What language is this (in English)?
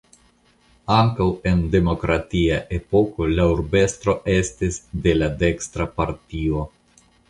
Esperanto